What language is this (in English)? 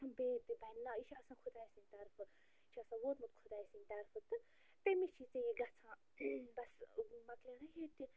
Kashmiri